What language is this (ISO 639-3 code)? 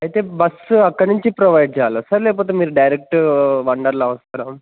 tel